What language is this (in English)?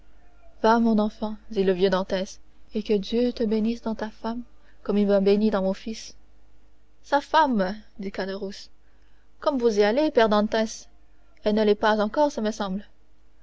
French